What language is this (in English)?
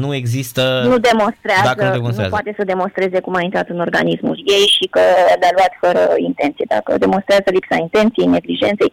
Romanian